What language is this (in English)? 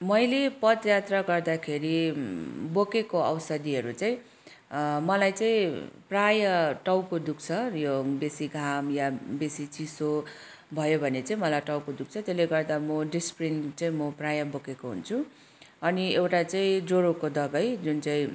Nepali